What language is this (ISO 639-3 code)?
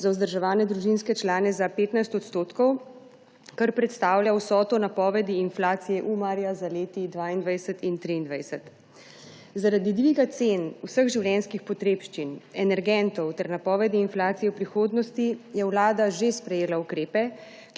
slv